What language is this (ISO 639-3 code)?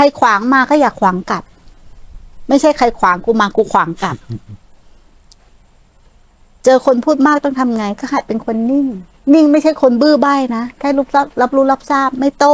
tha